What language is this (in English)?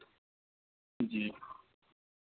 Urdu